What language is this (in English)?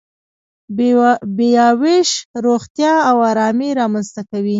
Pashto